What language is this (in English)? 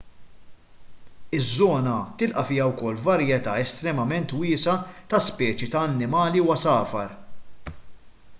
Maltese